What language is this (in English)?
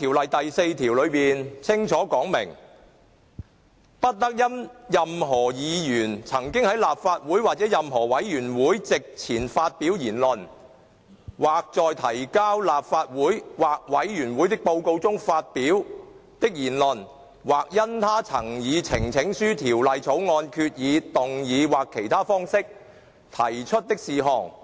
Cantonese